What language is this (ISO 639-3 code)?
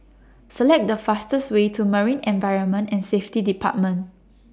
eng